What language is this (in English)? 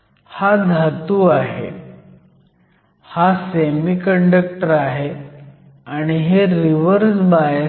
Marathi